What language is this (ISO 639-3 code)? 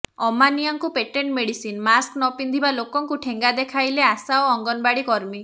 ori